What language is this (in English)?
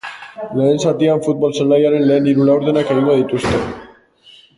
Basque